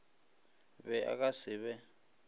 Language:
Northern Sotho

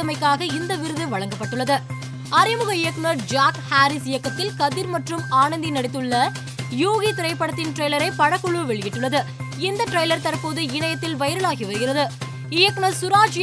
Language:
Tamil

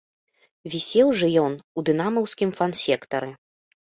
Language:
Belarusian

